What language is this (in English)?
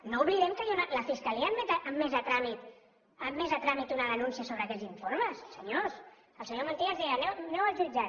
Catalan